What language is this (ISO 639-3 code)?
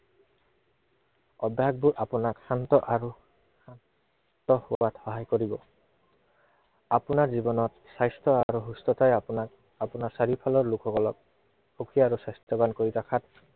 asm